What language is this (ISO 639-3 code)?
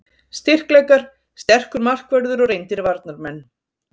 isl